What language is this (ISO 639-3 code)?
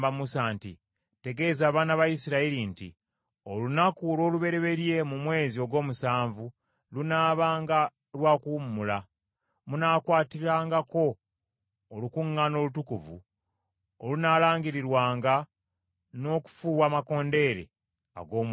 lug